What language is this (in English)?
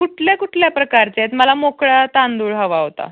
Marathi